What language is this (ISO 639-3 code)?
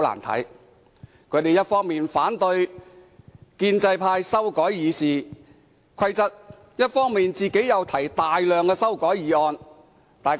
yue